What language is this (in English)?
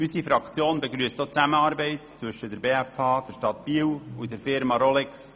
Swiss German